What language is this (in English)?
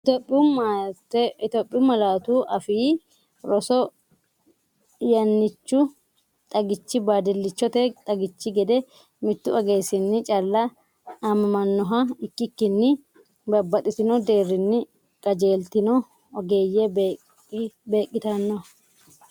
Sidamo